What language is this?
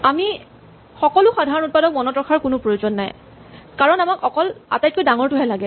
Assamese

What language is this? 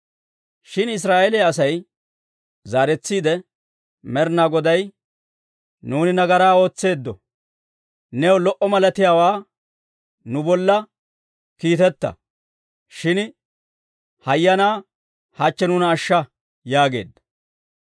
Dawro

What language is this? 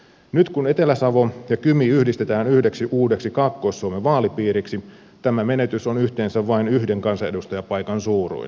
Finnish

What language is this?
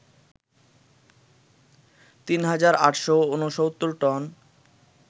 Bangla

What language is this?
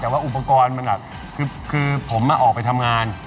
Thai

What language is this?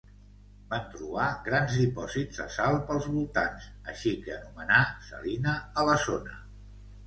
Catalan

